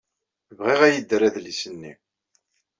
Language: Kabyle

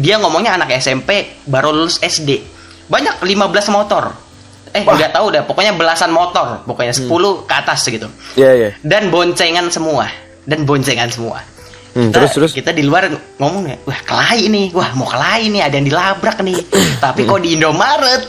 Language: Indonesian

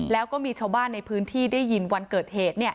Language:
Thai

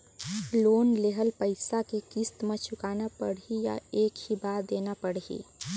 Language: Chhattisgarhi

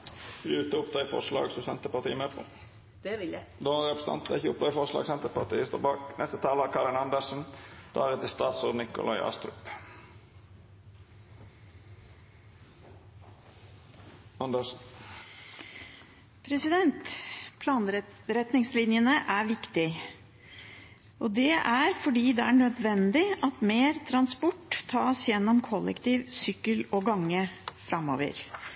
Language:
Norwegian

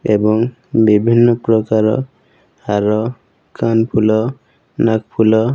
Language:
Odia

